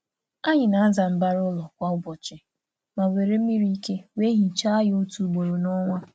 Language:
Igbo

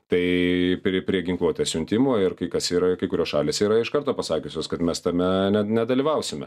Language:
Lithuanian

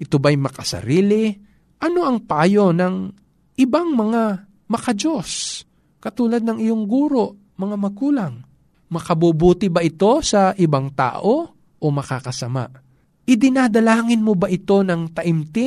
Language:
Filipino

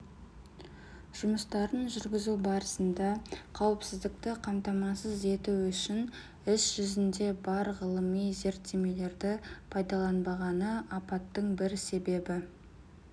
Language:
Kazakh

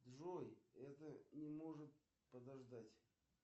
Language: Russian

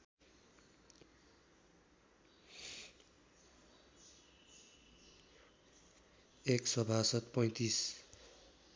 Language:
Nepali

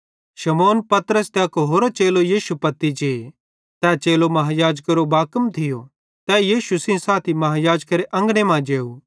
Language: Bhadrawahi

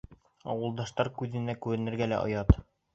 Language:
Bashkir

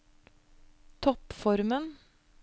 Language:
Norwegian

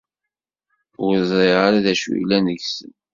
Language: Kabyle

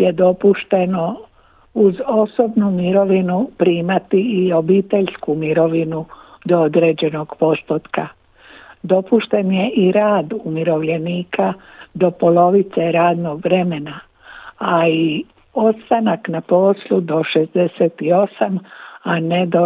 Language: Croatian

